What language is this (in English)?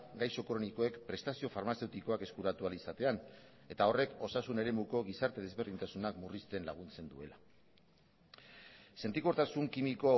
Basque